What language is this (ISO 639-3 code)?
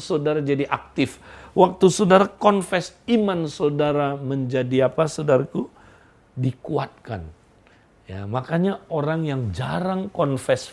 ind